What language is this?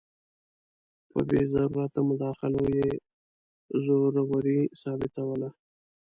Pashto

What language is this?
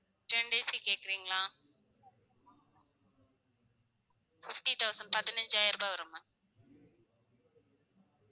Tamil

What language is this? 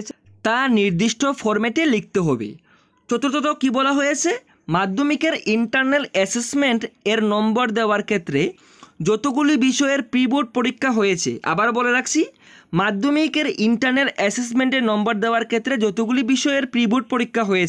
Hindi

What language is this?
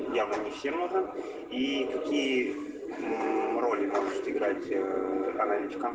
Russian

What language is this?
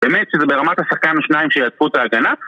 Hebrew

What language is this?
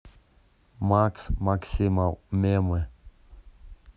Russian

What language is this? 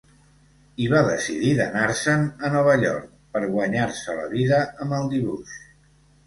Catalan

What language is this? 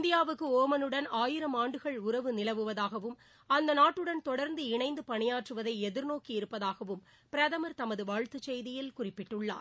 Tamil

